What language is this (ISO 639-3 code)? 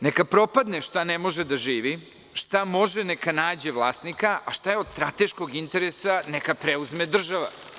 srp